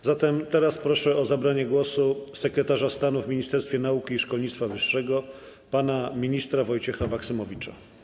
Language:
Polish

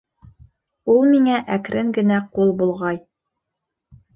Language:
Bashkir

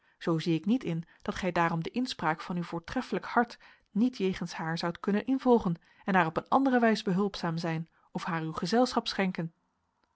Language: Dutch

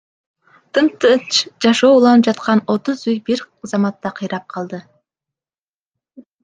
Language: Kyrgyz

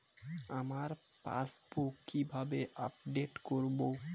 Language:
Bangla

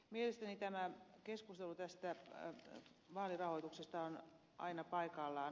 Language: Finnish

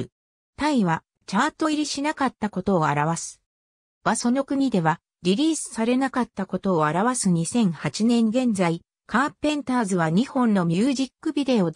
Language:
Japanese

